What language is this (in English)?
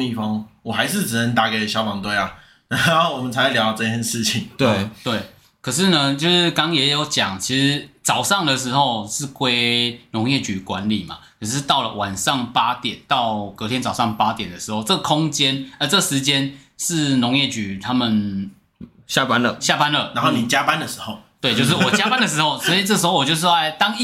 Chinese